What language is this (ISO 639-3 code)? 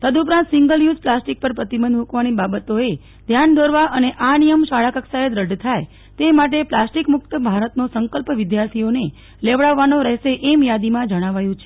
guj